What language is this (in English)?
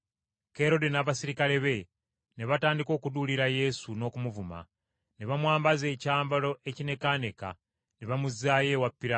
Ganda